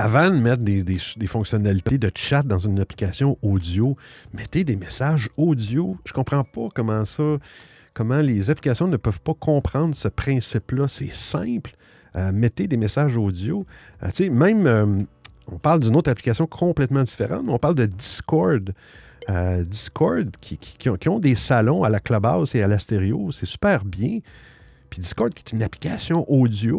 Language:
French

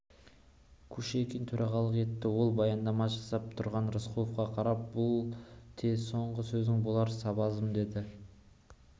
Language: Kazakh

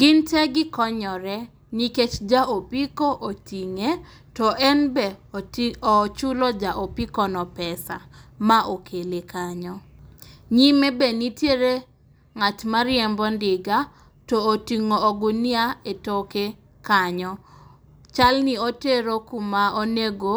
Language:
Luo (Kenya and Tanzania)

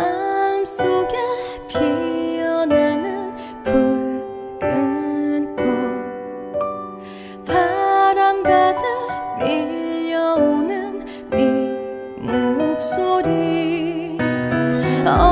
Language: Korean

